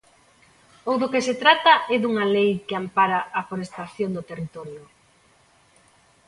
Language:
Galician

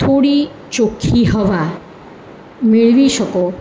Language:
Gujarati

